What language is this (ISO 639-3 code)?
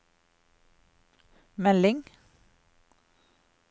nor